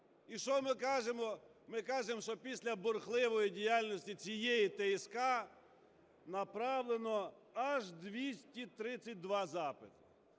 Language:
Ukrainian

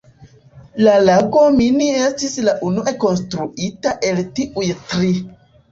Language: Esperanto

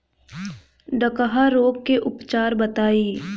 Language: Bhojpuri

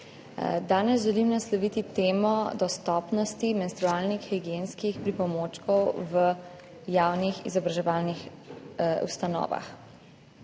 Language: Slovenian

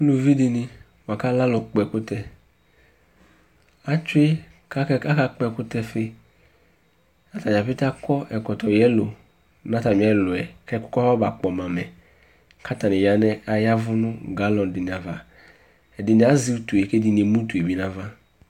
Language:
Ikposo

